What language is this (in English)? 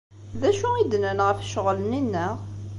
Kabyle